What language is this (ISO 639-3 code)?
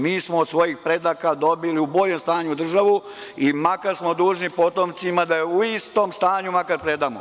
srp